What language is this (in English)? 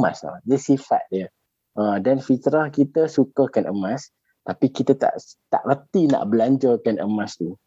Malay